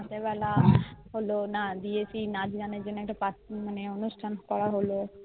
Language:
Bangla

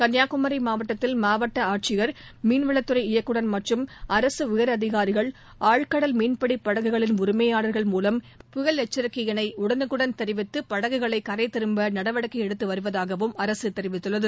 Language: Tamil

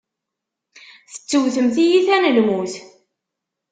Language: Kabyle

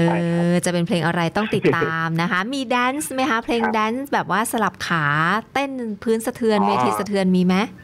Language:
Thai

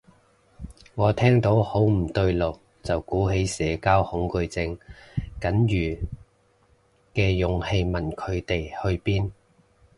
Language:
Cantonese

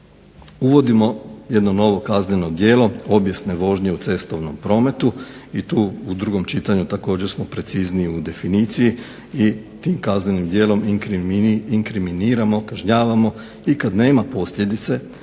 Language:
Croatian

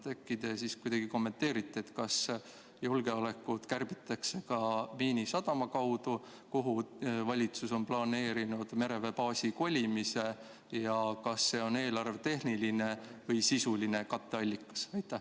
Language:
Estonian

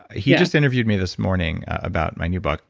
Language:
English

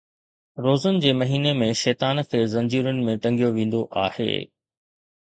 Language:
Sindhi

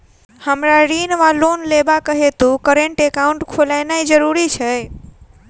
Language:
Maithili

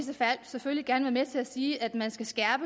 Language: Danish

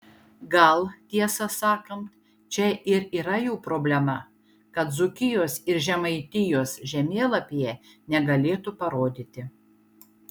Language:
Lithuanian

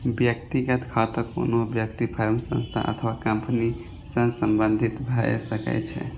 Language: Maithili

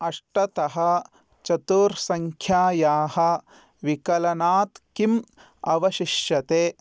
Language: Sanskrit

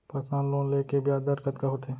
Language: Chhattisgarhi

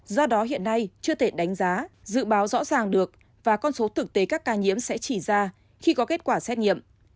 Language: Vietnamese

